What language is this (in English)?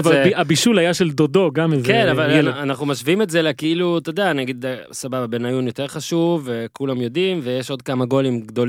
Hebrew